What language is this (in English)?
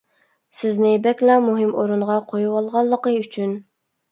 Uyghur